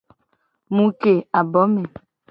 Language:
Gen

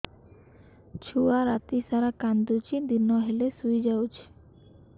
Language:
Odia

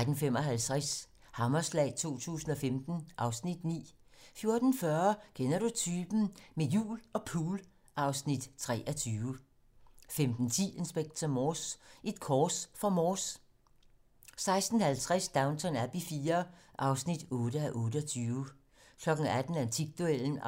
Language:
Danish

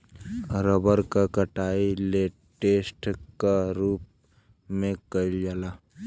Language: Bhojpuri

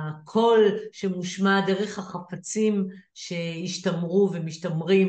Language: Hebrew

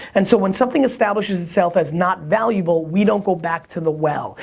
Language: English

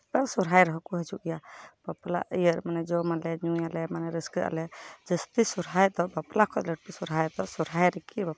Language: Santali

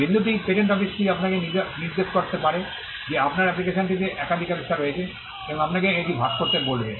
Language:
Bangla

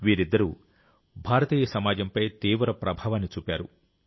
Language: Telugu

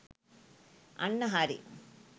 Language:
Sinhala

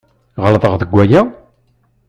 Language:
Kabyle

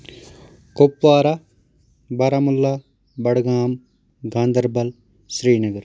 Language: Kashmiri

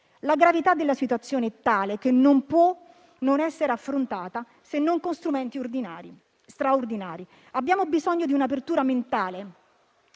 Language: Italian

